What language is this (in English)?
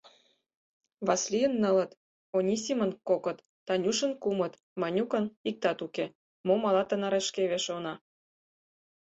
Mari